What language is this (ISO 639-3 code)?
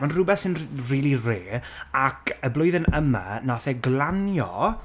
cym